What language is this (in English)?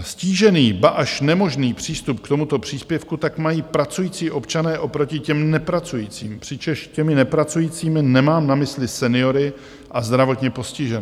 Czech